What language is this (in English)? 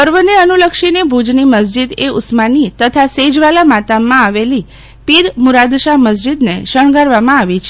Gujarati